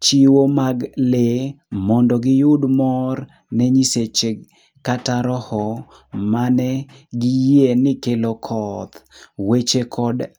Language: Luo (Kenya and Tanzania)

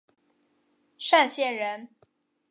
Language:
Chinese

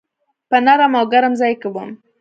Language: Pashto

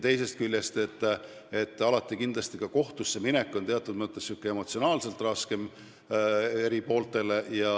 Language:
Estonian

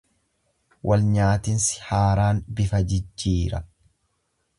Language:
Oromo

